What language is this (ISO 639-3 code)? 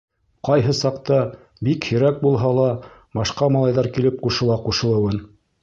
bak